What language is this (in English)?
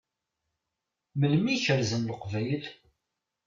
Kabyle